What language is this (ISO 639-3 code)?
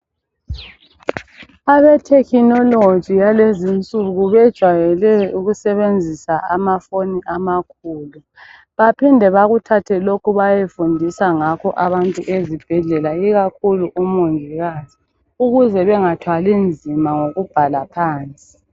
nde